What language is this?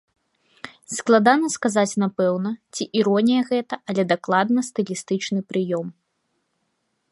Belarusian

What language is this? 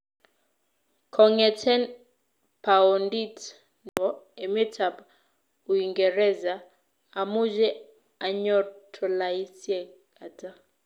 Kalenjin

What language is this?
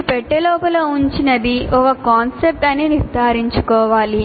Telugu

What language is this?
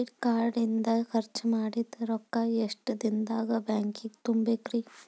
Kannada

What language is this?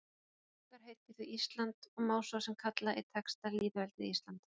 Icelandic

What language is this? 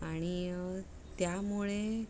Marathi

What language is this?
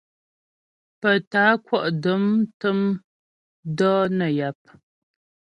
Ghomala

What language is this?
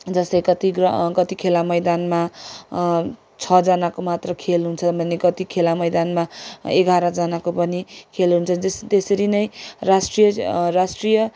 Nepali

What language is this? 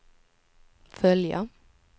Swedish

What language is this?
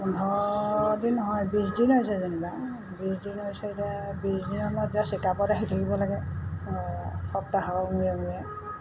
Assamese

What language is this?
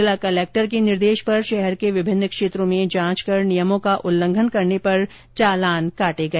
Hindi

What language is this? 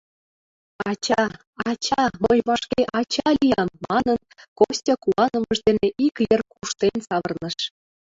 Mari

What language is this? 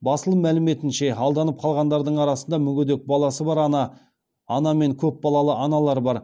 Kazakh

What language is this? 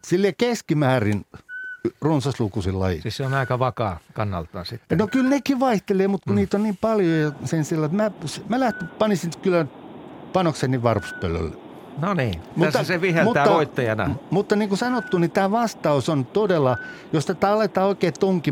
Finnish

